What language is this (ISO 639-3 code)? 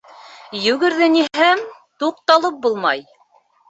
bak